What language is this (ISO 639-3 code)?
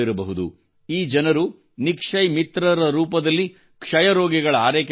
kan